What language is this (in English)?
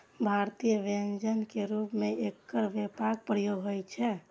Maithili